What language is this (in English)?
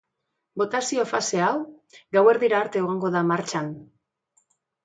Basque